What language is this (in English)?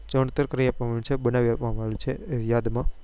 Gujarati